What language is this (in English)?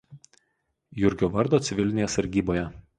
Lithuanian